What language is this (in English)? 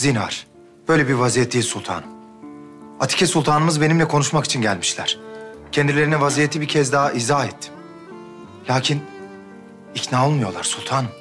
Turkish